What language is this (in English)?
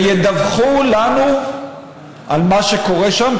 Hebrew